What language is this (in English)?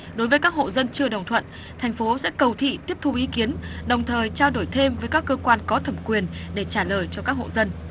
Vietnamese